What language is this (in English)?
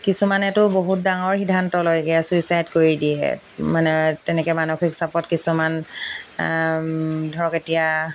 Assamese